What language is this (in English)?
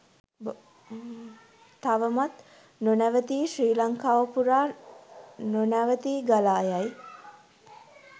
Sinhala